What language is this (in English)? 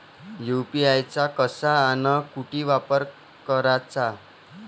Marathi